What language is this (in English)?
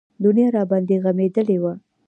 Pashto